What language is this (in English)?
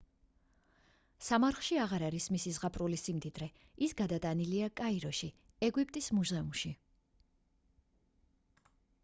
Georgian